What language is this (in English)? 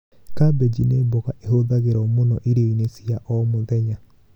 Kikuyu